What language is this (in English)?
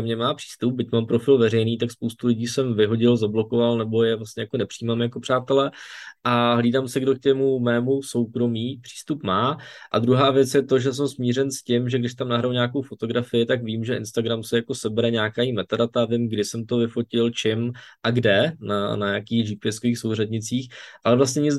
Czech